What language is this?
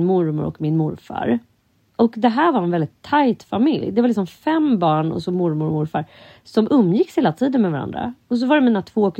Swedish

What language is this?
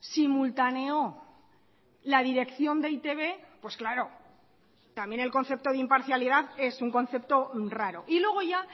Spanish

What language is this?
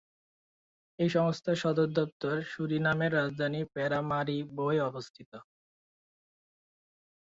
Bangla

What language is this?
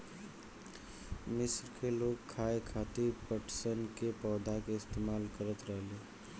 Bhojpuri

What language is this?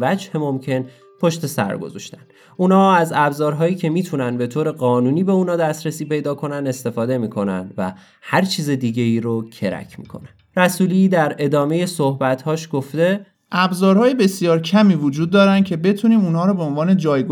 Persian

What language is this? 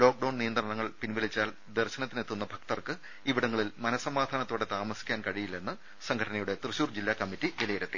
Malayalam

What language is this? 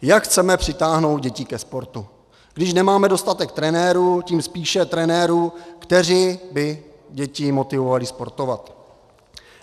Czech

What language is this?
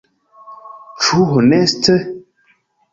Esperanto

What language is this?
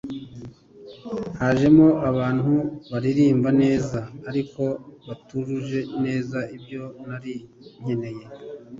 Kinyarwanda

